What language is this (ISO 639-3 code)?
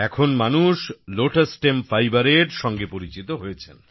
ben